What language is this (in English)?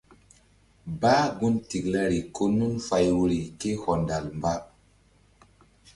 Mbum